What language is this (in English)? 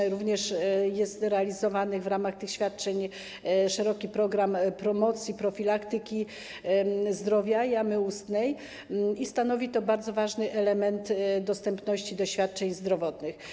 Polish